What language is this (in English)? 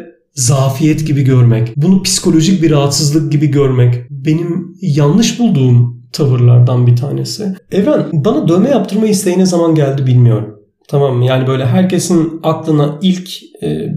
Turkish